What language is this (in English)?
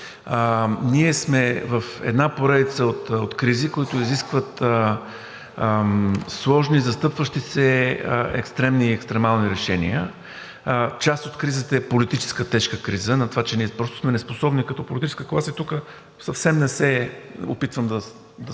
Bulgarian